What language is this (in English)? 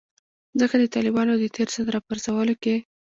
Pashto